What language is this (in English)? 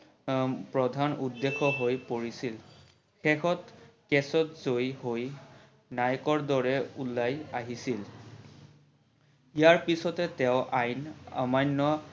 Assamese